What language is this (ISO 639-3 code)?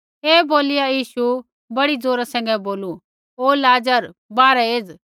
kfx